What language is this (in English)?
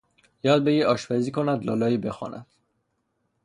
Persian